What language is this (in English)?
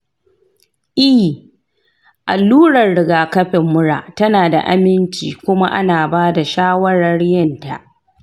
Hausa